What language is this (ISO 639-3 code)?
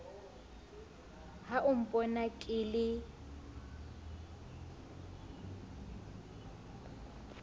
sot